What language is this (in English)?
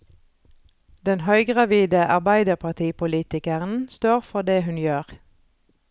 Norwegian